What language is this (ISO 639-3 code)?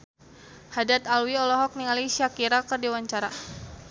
sun